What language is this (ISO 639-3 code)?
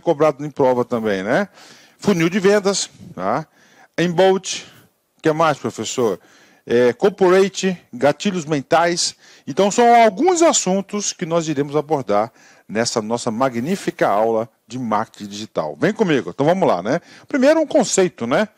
por